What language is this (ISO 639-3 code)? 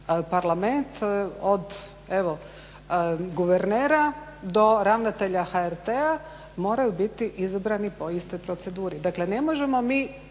hrv